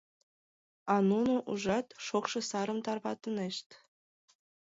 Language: Mari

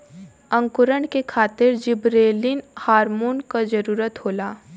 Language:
Bhojpuri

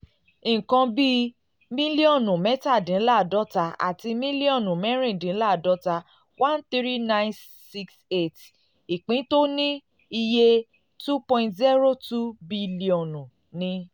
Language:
Yoruba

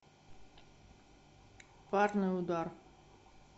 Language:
Russian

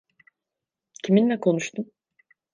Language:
Turkish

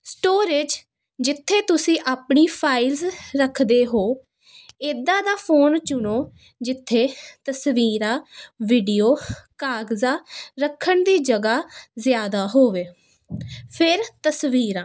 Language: Punjabi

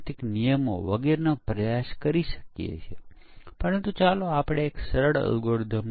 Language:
Gujarati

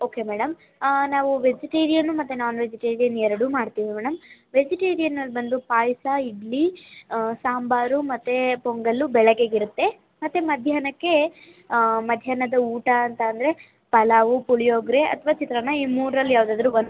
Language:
Kannada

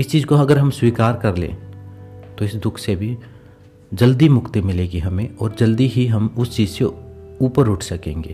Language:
Hindi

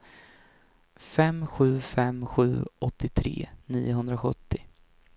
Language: Swedish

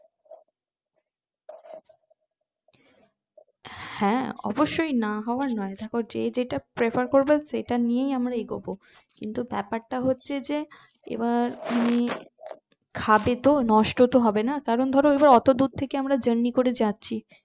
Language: Bangla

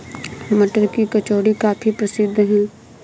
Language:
Hindi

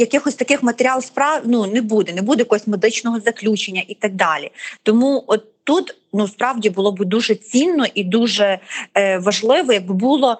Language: Ukrainian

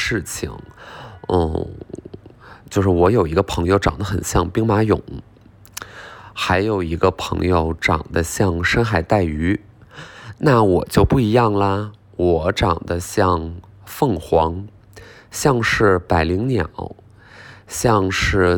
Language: Chinese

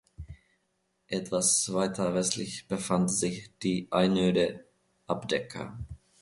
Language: German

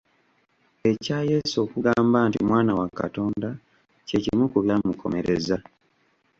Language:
Ganda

